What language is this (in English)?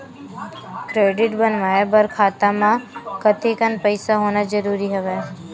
Chhattisgarhi